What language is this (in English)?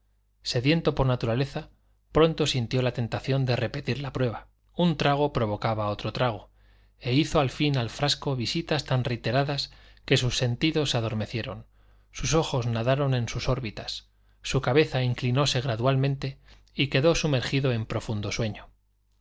Spanish